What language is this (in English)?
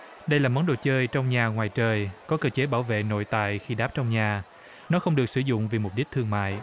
Vietnamese